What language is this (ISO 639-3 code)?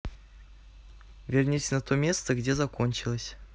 rus